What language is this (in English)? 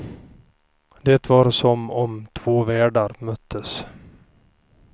Swedish